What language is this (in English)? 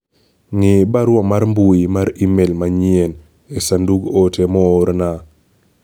Luo (Kenya and Tanzania)